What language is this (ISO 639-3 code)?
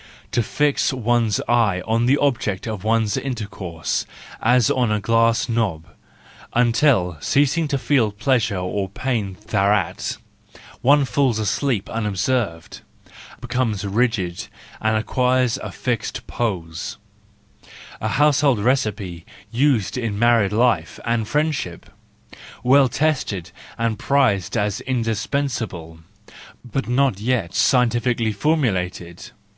eng